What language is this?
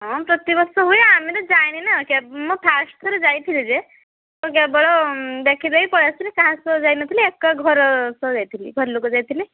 Odia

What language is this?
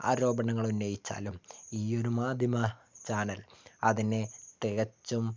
Malayalam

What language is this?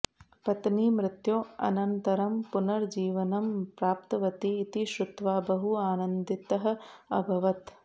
Sanskrit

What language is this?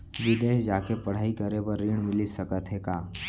Chhattisgarhi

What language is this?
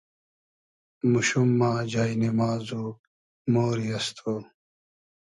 Hazaragi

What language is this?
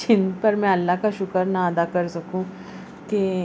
Urdu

